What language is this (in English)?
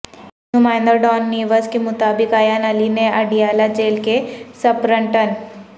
Urdu